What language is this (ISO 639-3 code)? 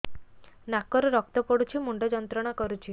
ori